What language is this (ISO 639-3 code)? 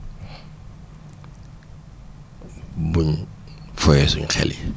wol